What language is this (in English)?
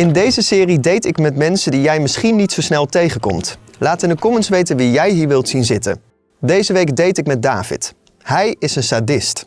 Dutch